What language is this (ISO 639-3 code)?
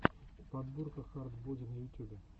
rus